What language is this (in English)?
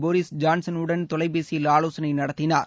Tamil